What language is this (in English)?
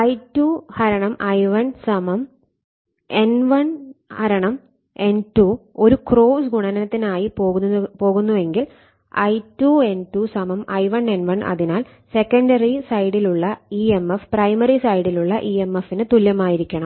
Malayalam